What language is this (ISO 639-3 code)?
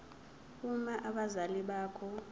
zul